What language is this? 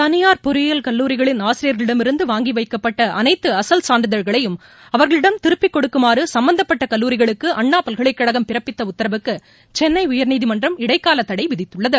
Tamil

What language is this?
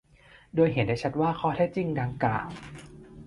Thai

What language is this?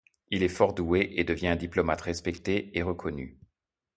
French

